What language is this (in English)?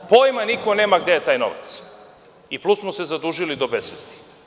Serbian